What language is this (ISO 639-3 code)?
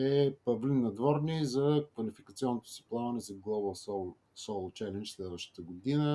bul